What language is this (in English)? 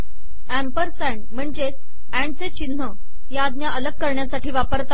Marathi